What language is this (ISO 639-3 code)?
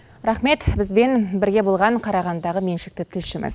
kaz